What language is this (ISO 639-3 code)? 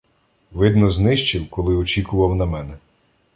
ukr